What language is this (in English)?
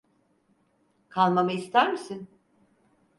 Turkish